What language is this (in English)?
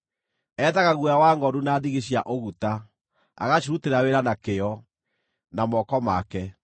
Kikuyu